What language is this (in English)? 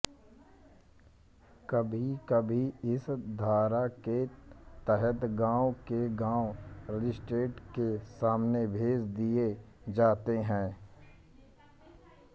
Hindi